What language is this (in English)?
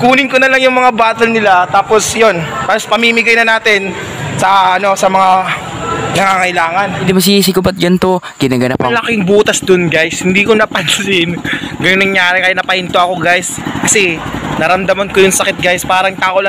Filipino